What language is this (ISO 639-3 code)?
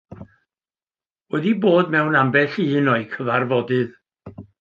cym